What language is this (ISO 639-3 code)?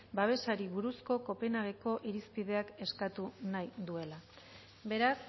eus